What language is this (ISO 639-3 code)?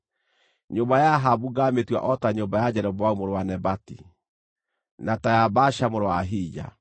kik